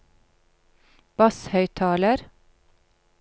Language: Norwegian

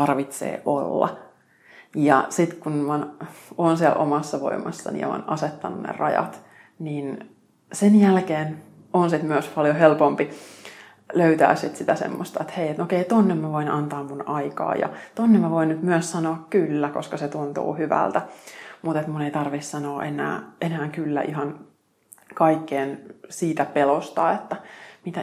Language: Finnish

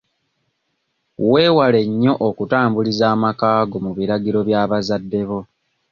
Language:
Ganda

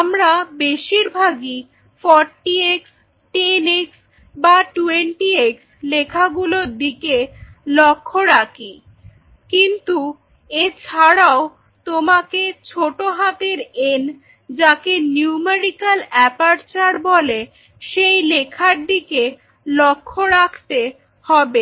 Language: Bangla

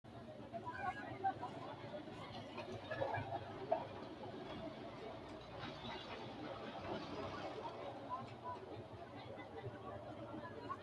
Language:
Sidamo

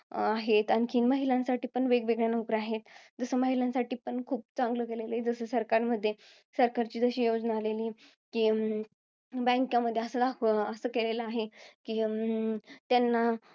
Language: Marathi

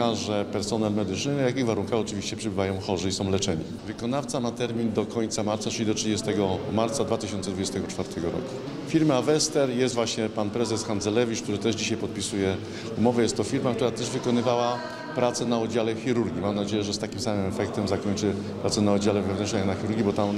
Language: Polish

